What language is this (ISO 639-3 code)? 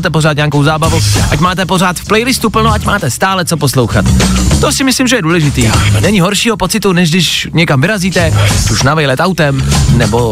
ces